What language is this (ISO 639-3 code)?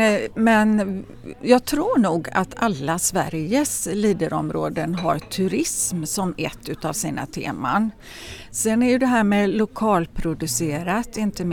swe